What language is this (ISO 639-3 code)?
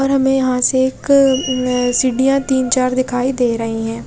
hin